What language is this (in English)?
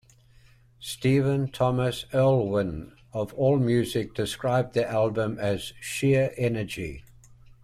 English